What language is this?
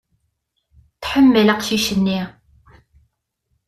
Kabyle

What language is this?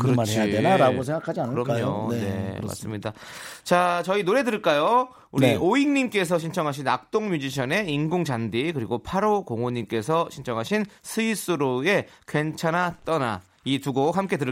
Korean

